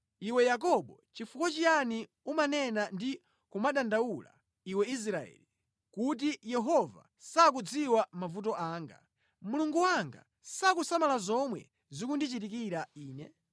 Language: Nyanja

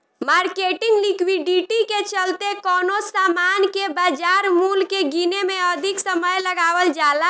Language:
Bhojpuri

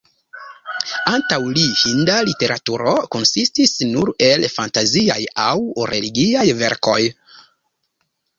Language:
Esperanto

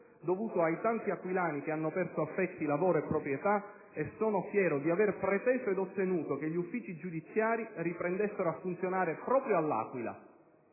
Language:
Italian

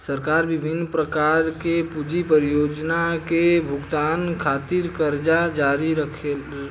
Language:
Bhojpuri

